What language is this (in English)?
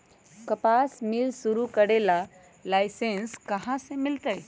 Magahi